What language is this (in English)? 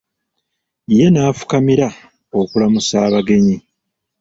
Ganda